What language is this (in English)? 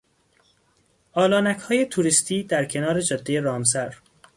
Persian